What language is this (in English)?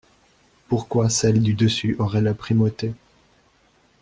French